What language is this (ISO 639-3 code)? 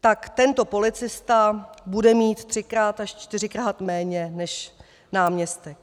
ces